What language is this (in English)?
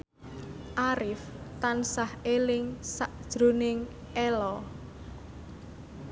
Javanese